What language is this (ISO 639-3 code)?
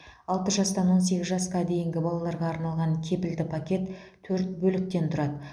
kaz